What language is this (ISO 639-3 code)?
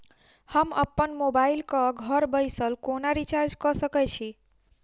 mai